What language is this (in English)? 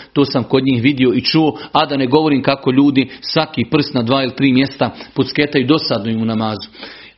Croatian